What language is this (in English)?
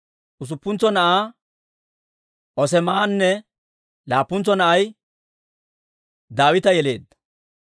Dawro